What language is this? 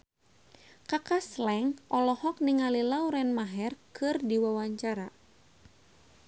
Sundanese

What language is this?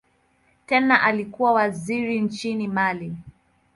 Swahili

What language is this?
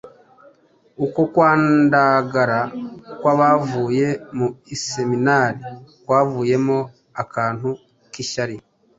Kinyarwanda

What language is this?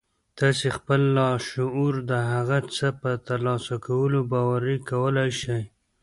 Pashto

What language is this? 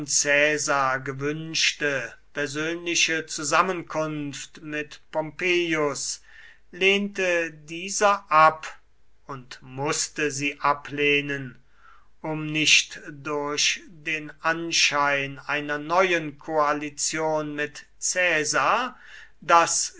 German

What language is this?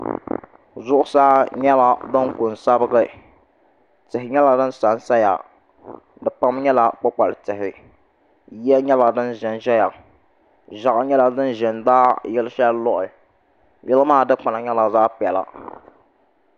Dagbani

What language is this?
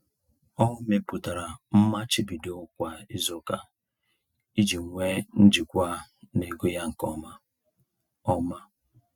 Igbo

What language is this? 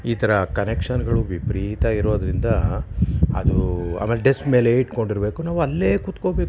Kannada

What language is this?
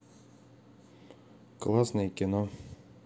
Russian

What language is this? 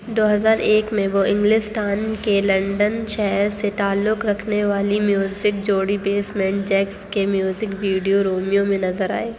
Urdu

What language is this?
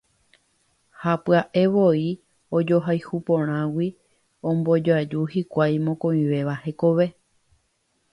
Guarani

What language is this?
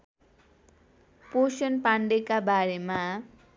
Nepali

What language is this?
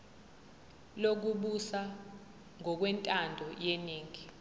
Zulu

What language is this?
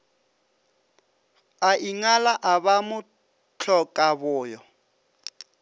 Northern Sotho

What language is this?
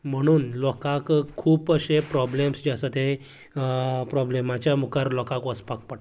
Konkani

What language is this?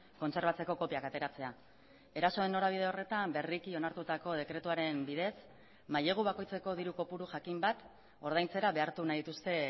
Basque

